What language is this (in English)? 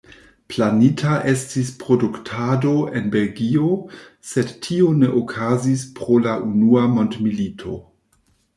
Esperanto